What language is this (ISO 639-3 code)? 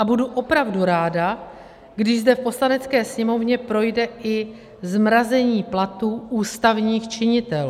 ces